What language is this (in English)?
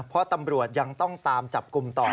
Thai